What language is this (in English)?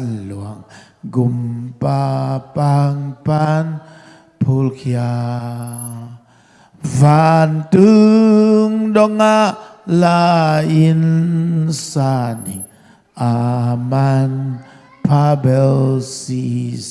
Indonesian